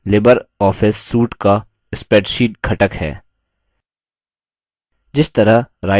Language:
Hindi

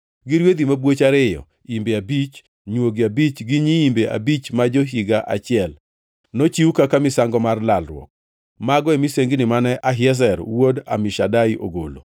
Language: Luo (Kenya and Tanzania)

